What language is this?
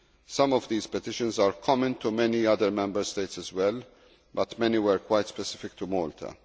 English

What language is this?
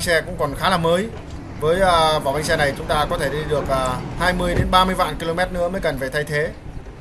Vietnamese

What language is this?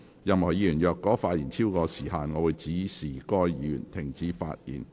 Cantonese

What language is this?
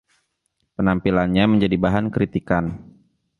Indonesian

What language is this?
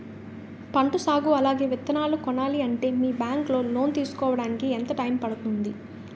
Telugu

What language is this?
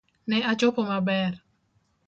Luo (Kenya and Tanzania)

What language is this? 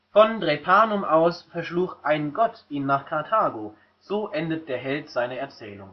German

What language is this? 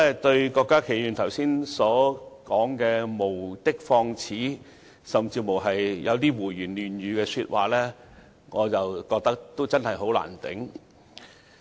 Cantonese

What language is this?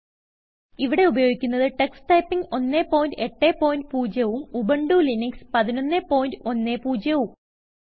Malayalam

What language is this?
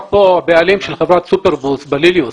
Hebrew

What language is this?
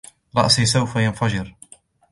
Arabic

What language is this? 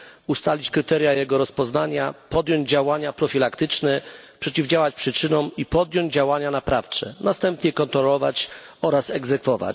Polish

